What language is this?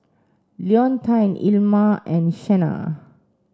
English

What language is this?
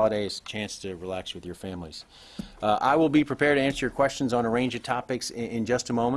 English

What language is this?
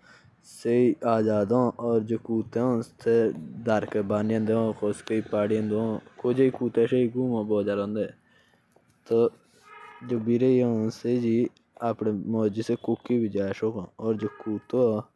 Jaunsari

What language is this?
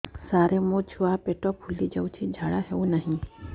Odia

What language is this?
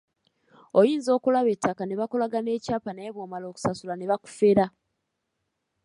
Ganda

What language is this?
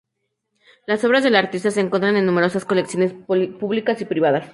Spanish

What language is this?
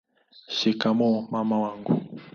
Swahili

